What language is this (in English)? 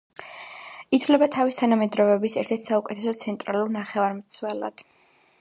Georgian